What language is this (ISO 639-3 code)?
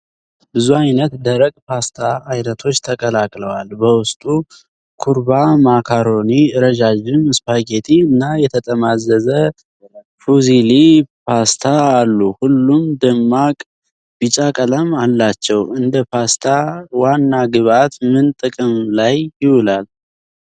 amh